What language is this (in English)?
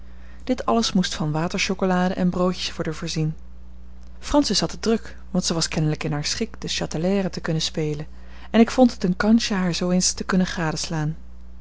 Dutch